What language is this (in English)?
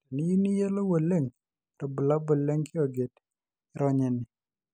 Masai